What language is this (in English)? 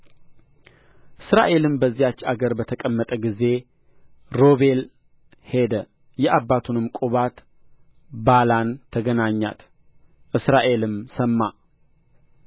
Amharic